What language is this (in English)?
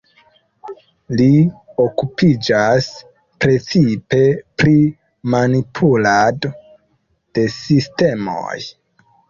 Esperanto